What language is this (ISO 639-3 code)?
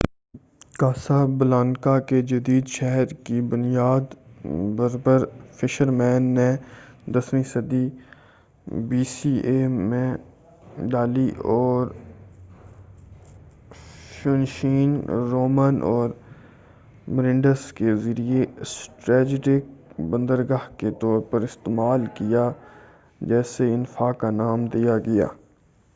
urd